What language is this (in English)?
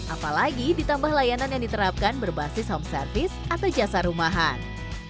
Indonesian